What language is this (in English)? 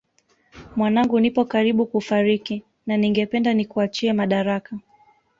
Swahili